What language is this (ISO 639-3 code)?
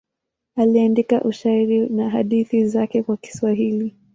swa